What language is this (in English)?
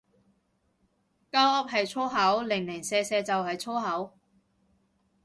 Cantonese